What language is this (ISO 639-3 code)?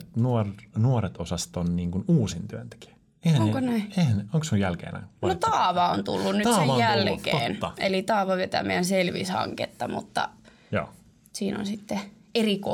fin